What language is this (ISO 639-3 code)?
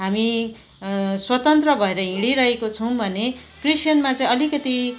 nep